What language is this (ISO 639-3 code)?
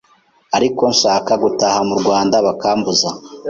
kin